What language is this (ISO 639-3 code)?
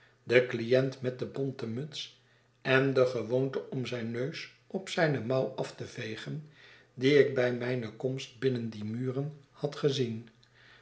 nld